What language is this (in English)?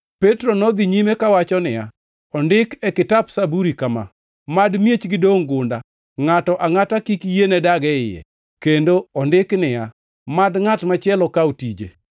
Luo (Kenya and Tanzania)